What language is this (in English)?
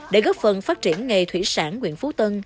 Vietnamese